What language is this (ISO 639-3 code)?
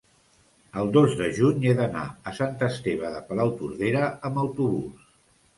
cat